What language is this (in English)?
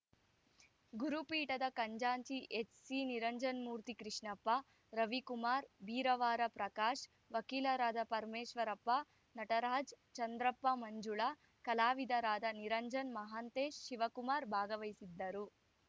Kannada